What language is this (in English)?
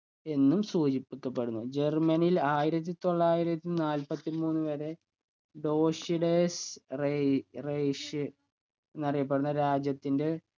Malayalam